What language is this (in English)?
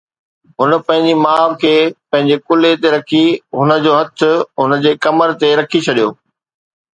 Sindhi